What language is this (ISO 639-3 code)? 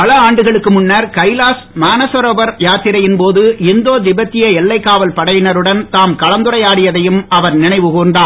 tam